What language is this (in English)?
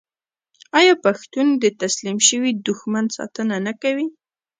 Pashto